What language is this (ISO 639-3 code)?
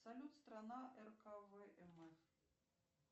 rus